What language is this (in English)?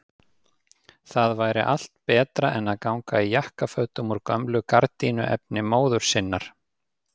Icelandic